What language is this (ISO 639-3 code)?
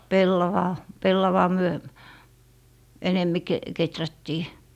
fin